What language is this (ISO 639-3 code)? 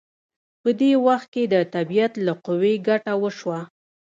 pus